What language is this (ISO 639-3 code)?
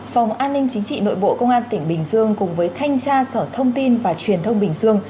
vie